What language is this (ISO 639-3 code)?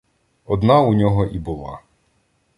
ukr